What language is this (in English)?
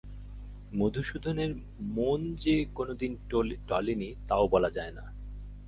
Bangla